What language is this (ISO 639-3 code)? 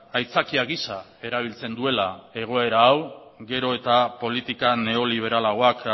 eus